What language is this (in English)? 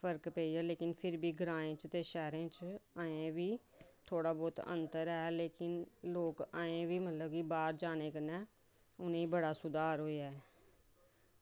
Dogri